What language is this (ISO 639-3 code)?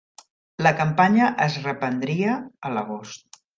cat